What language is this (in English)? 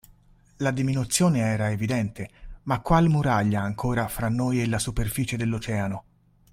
Italian